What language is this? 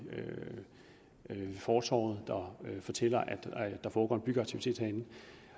Danish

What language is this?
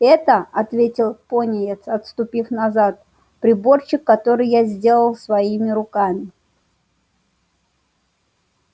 Russian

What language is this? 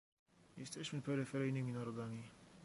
Polish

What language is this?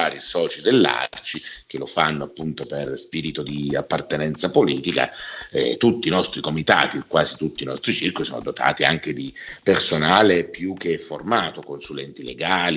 Italian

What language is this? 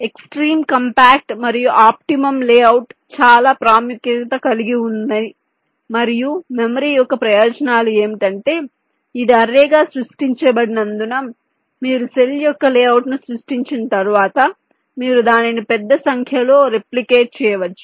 Telugu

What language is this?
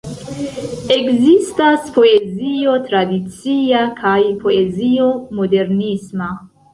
Esperanto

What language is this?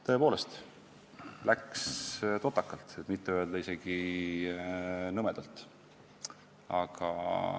Estonian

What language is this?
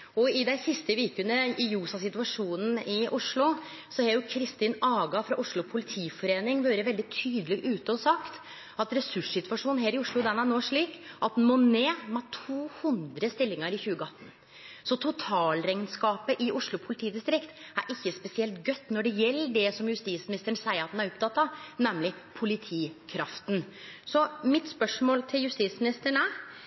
Norwegian Nynorsk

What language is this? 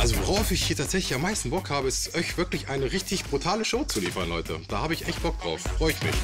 German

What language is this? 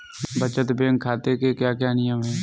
Hindi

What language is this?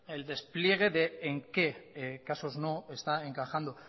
Spanish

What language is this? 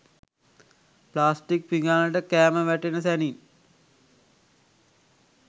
Sinhala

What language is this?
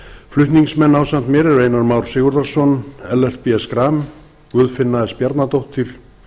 Icelandic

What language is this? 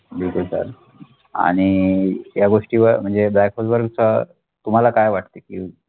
Marathi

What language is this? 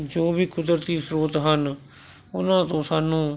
Punjabi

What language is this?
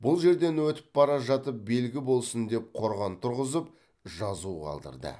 Kazakh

